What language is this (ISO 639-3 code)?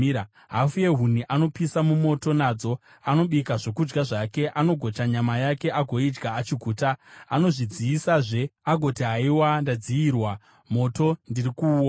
sna